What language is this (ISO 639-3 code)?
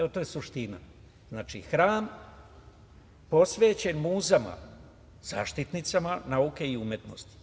srp